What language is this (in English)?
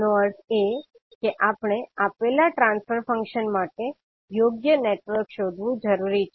Gujarati